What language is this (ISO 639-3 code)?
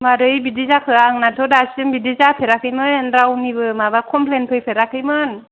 brx